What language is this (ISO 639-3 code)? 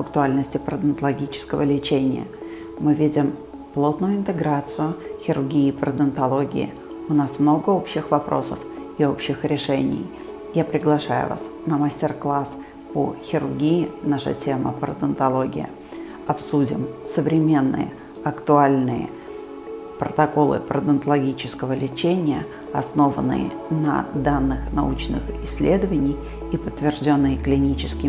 rus